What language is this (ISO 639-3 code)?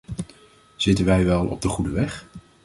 nld